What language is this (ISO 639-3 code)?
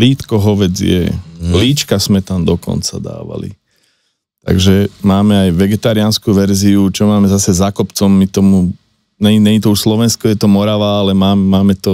slk